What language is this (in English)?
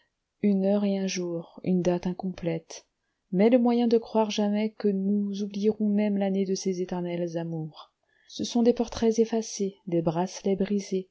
French